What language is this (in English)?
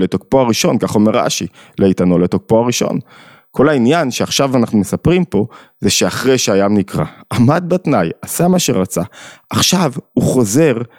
Hebrew